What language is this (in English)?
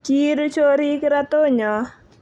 Kalenjin